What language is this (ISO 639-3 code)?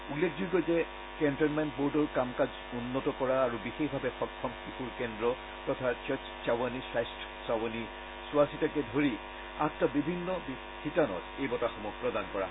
asm